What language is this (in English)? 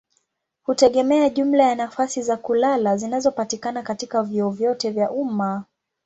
Swahili